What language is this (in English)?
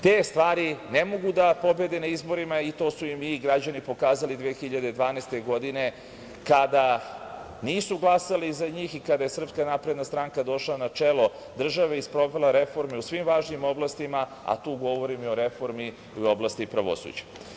Serbian